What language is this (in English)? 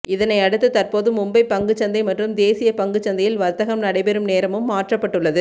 Tamil